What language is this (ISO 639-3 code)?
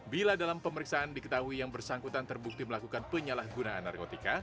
ind